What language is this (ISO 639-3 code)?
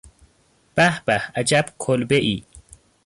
fas